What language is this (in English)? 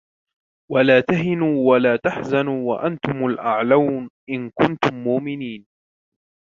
Arabic